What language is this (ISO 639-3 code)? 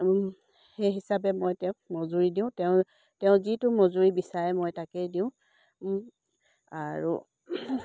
asm